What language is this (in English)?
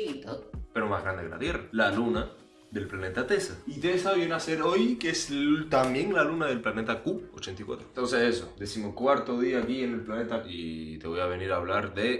Spanish